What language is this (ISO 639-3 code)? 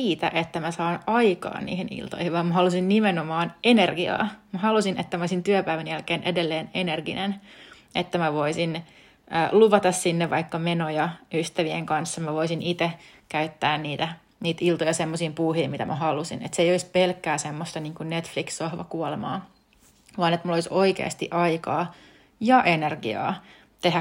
fin